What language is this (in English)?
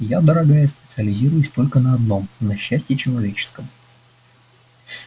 Russian